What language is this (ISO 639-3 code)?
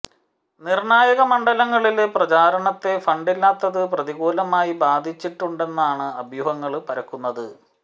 mal